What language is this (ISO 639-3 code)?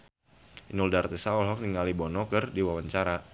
sun